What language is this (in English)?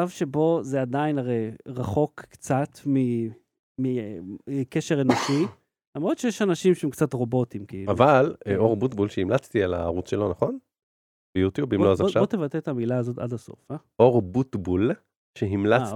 Hebrew